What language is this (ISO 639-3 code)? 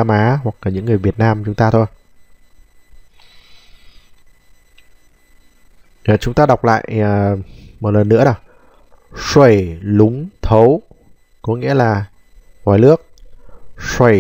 vie